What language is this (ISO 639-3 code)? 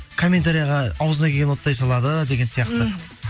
kaz